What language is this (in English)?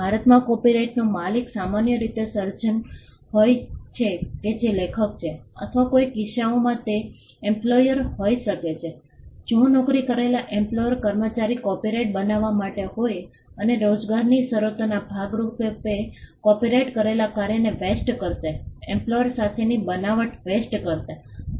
Gujarati